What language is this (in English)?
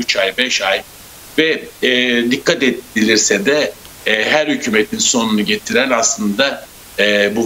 Turkish